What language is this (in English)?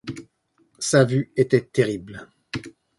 French